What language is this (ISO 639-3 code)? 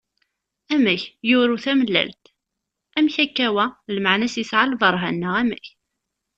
kab